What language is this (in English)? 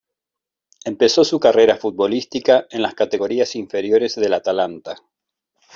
Spanish